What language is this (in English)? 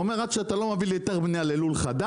Hebrew